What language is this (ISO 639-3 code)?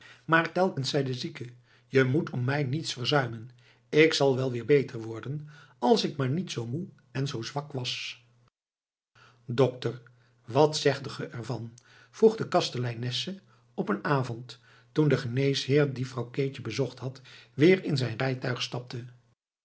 nld